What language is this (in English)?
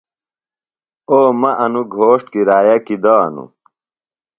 Phalura